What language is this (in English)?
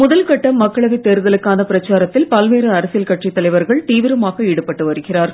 Tamil